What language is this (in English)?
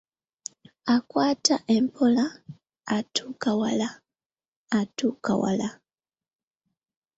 Ganda